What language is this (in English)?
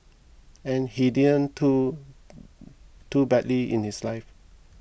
English